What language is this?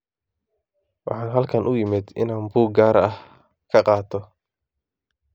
Somali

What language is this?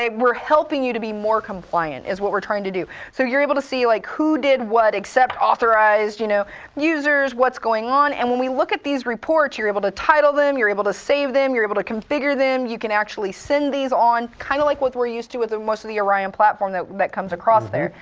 English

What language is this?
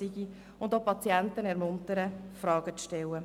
Swiss German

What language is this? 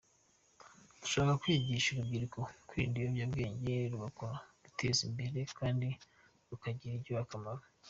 Kinyarwanda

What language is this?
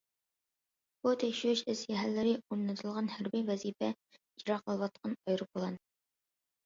Uyghur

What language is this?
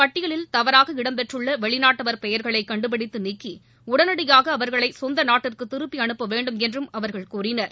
Tamil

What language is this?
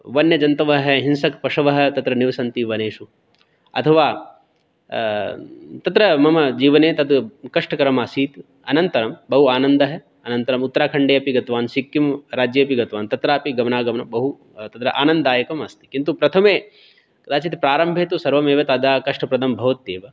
Sanskrit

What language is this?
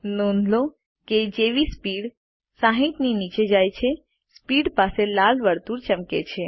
Gujarati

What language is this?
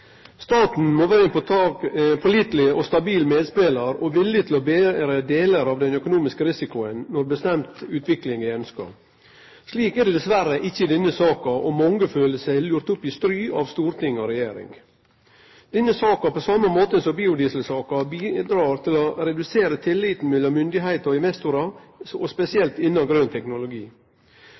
Norwegian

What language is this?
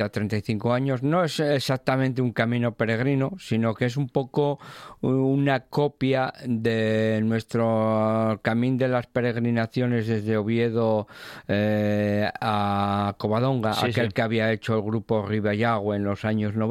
Spanish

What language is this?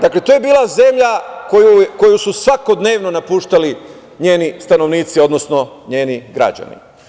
Serbian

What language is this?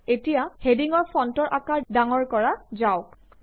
Assamese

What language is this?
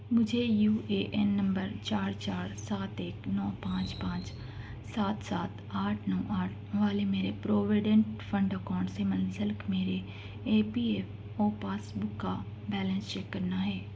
Urdu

